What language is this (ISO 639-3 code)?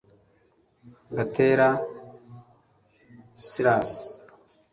kin